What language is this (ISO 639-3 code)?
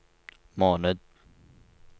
nor